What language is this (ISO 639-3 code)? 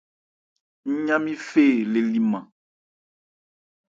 ebr